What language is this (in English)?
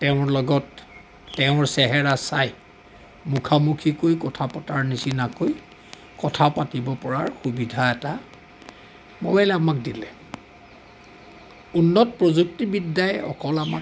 Assamese